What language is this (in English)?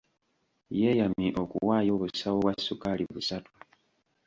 Ganda